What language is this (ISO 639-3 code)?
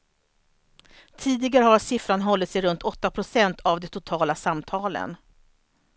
swe